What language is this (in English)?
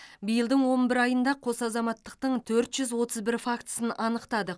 Kazakh